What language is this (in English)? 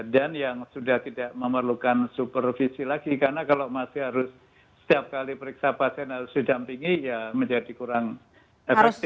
Indonesian